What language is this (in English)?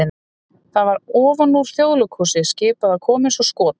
Icelandic